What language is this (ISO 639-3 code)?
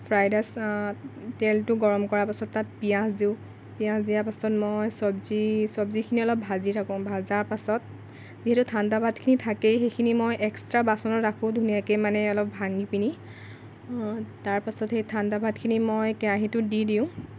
asm